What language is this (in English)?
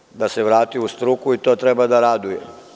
Serbian